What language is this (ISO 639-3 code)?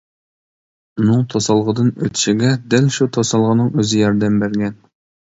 uig